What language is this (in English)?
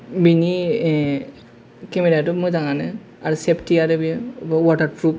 Bodo